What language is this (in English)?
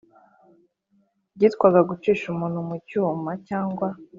Kinyarwanda